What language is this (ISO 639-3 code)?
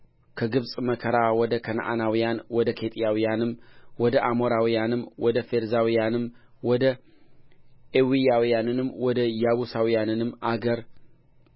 amh